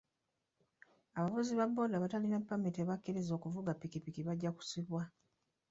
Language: Ganda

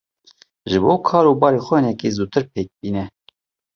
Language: Kurdish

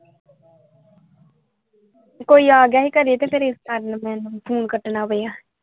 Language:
Punjabi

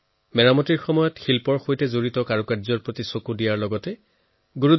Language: Assamese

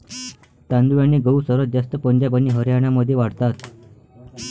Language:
Marathi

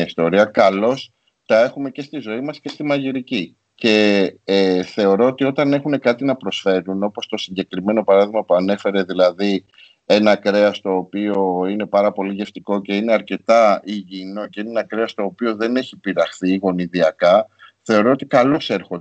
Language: Greek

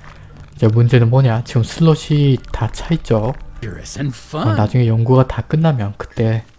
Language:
Korean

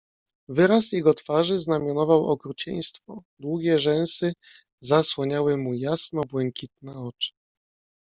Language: Polish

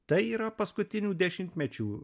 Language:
Lithuanian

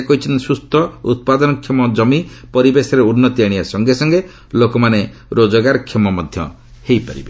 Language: Odia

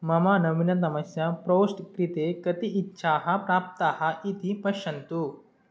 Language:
Sanskrit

